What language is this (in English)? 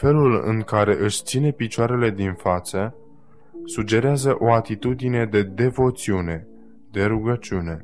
Romanian